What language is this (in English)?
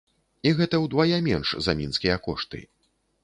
Belarusian